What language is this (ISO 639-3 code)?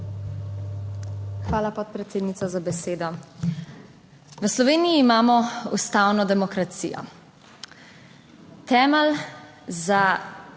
slv